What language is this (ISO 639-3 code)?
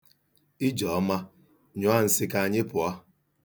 ibo